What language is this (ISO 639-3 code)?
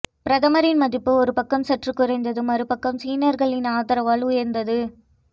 tam